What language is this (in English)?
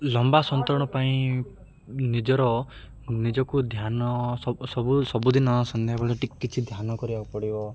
Odia